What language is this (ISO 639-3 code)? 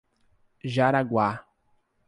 por